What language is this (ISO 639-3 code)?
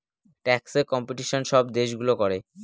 ben